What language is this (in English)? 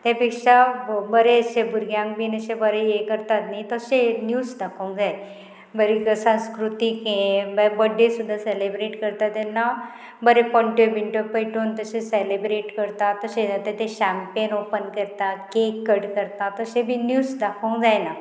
Konkani